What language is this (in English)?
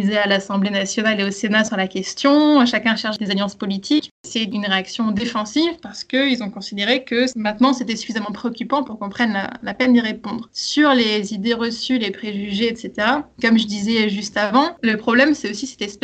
French